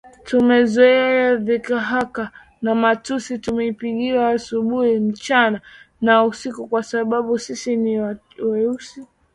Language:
Swahili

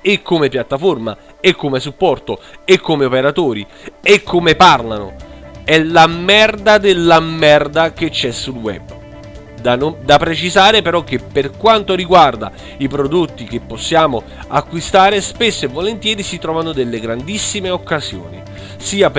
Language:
Italian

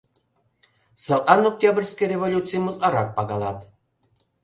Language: Mari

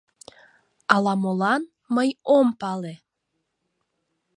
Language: Mari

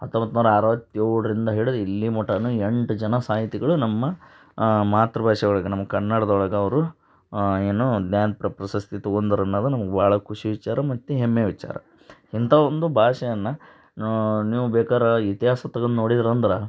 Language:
Kannada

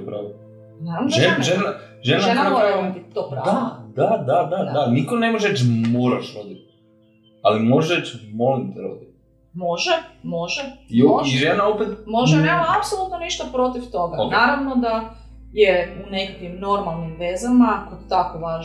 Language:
Croatian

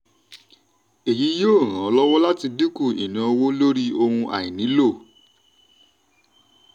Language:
Yoruba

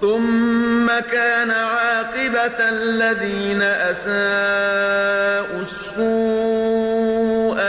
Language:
Arabic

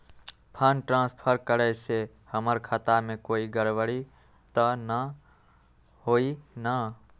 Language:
Magahi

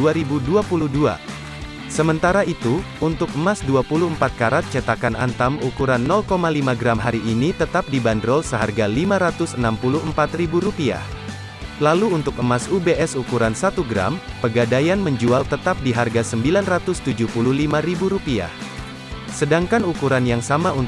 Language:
Indonesian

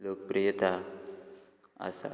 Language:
Konkani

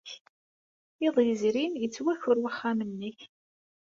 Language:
Kabyle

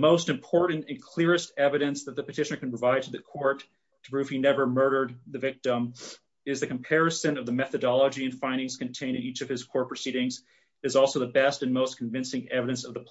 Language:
English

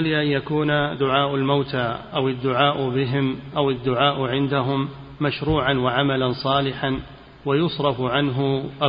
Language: Arabic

